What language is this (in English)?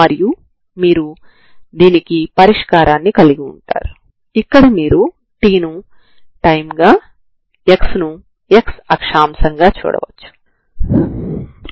Telugu